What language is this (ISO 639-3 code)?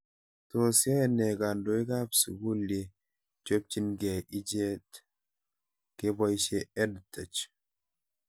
kln